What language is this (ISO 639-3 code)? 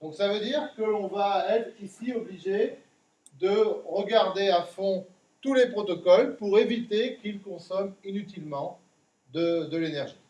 fra